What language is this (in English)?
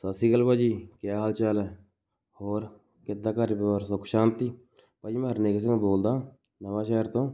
Punjabi